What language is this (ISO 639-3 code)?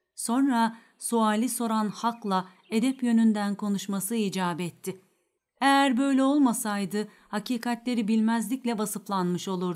tur